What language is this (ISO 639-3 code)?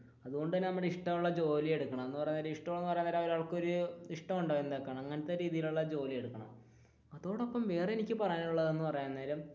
mal